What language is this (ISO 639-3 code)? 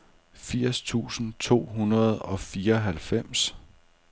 dan